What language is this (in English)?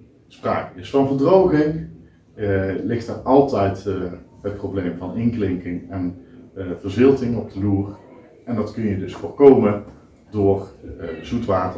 Dutch